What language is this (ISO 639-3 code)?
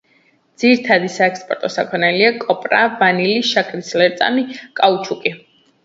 kat